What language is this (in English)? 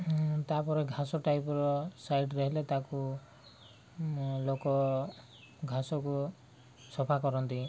Odia